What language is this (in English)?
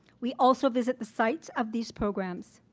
English